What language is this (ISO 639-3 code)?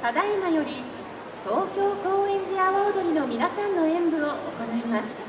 jpn